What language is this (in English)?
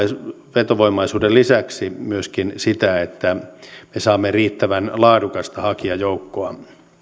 Finnish